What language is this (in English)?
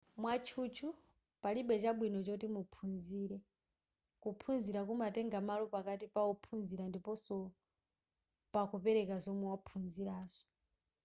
Nyanja